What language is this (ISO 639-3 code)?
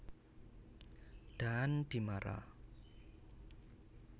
jav